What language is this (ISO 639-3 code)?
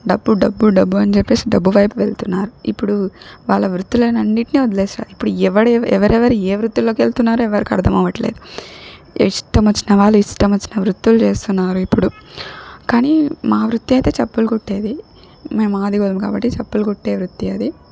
tel